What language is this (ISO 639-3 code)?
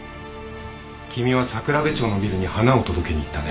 jpn